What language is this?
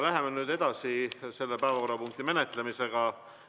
Estonian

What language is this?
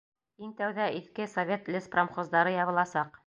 Bashkir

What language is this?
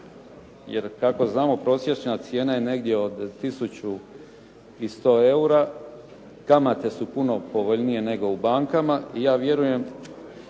Croatian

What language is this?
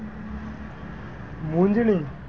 Gujarati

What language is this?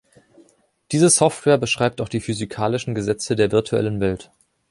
German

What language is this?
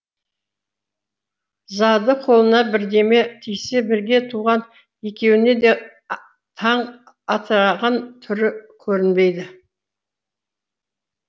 Kazakh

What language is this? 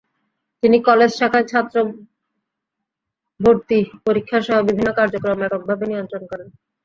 Bangla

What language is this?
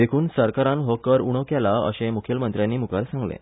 Konkani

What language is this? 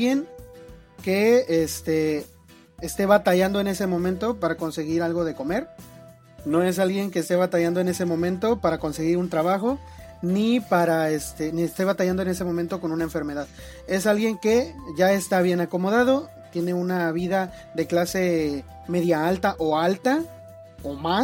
Spanish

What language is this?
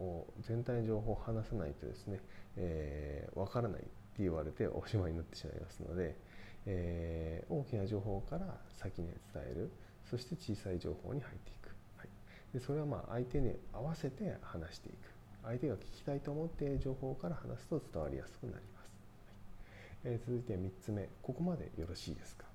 Japanese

